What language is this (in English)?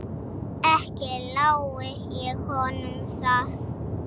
Icelandic